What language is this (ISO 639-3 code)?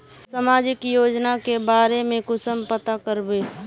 mag